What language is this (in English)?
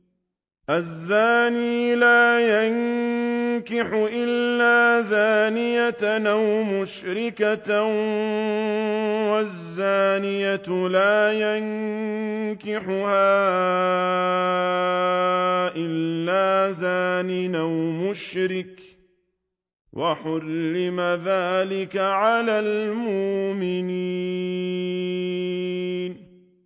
Arabic